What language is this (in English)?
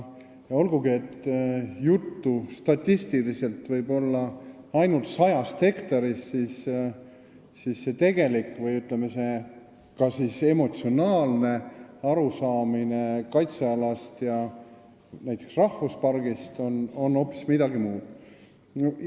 Estonian